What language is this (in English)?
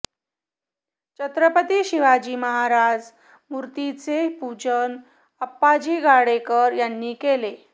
Marathi